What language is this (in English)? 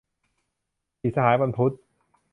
Thai